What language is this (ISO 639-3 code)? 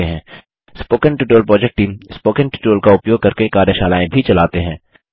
hin